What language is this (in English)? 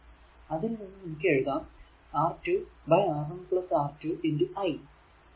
Malayalam